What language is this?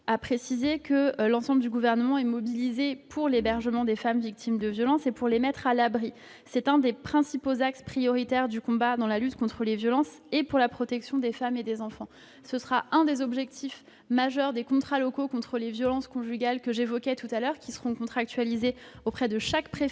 French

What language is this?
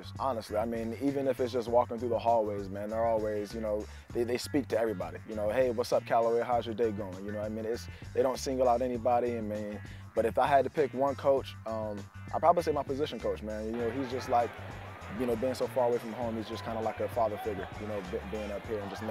English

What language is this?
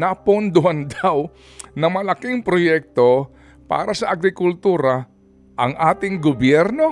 Filipino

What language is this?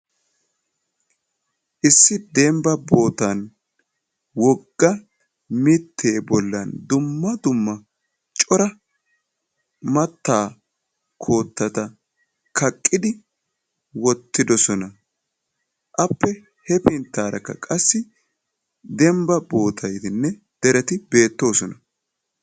Wolaytta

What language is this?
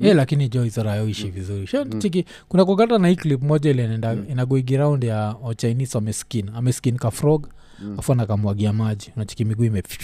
Swahili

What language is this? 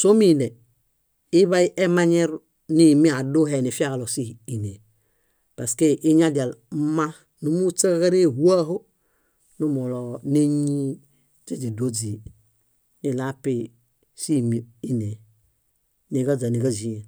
Bayot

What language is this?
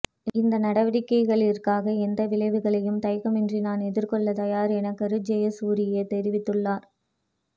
Tamil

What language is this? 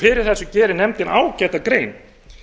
Icelandic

